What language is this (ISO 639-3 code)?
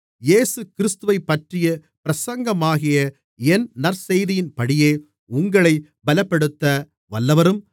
tam